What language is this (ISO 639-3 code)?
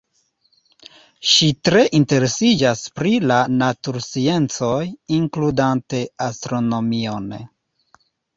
epo